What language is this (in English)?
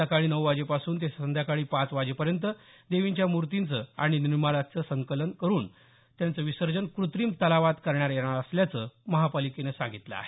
Marathi